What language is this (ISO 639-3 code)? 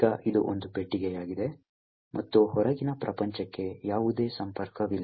kan